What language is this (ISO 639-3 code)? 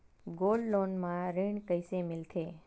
hne